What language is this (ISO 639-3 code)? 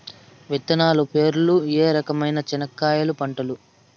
tel